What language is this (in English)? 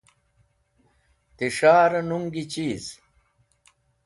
Wakhi